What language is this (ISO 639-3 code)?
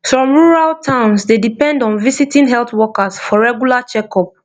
pcm